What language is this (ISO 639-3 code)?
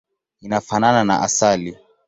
swa